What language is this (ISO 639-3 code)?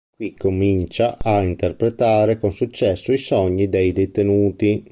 ita